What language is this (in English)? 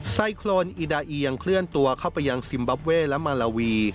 Thai